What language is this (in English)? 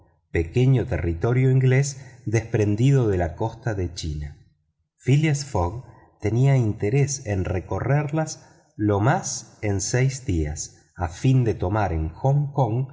Spanish